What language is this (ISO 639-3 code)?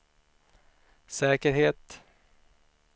swe